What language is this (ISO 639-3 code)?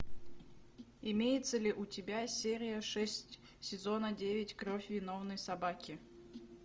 rus